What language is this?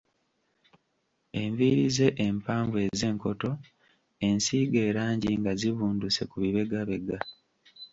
Ganda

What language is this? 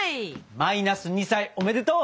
Japanese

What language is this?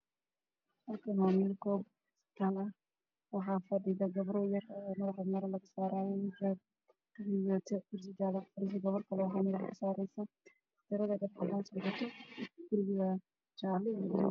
Somali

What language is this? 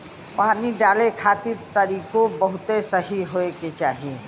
Bhojpuri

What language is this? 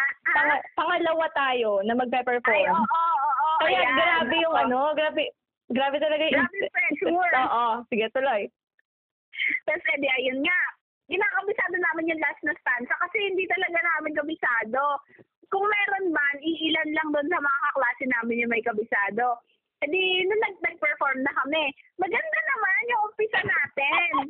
Filipino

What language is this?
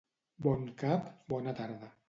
Catalan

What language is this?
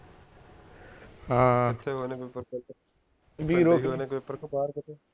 Punjabi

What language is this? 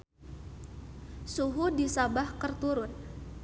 Sundanese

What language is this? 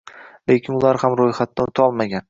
Uzbek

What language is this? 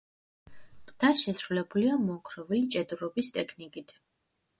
Georgian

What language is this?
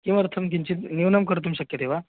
Sanskrit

